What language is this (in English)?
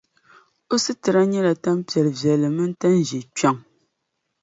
Dagbani